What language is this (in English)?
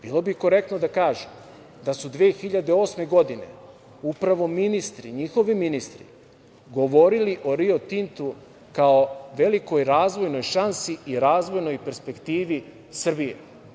Serbian